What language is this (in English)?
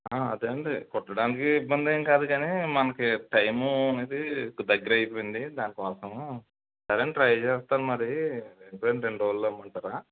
Telugu